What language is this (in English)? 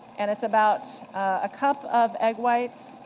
English